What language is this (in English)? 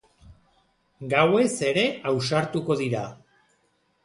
Basque